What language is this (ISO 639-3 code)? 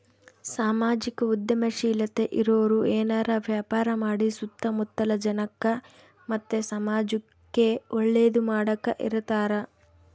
kan